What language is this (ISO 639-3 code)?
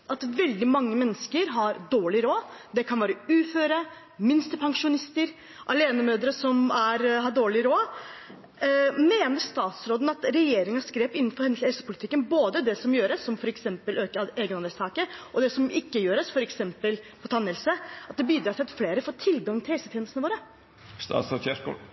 nob